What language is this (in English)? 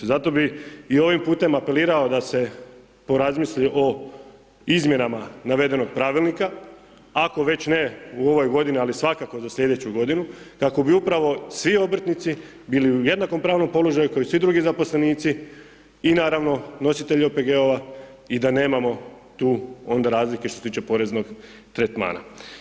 Croatian